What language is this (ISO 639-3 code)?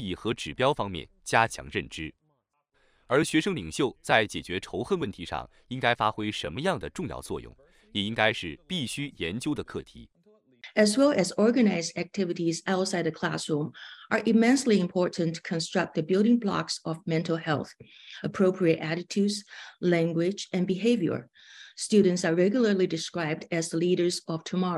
zho